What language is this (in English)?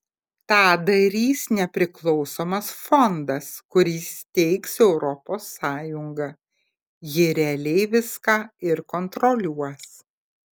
Lithuanian